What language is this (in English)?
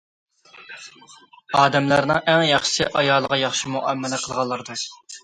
Uyghur